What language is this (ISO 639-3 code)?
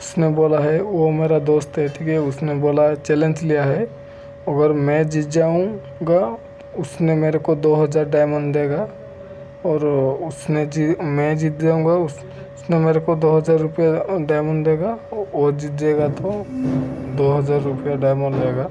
hin